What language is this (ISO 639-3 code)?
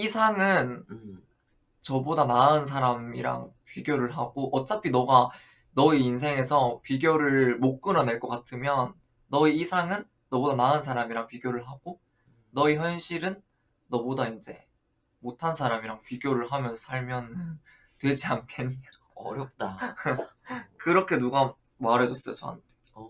kor